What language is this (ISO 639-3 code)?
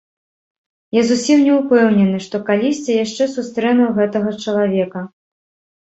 bel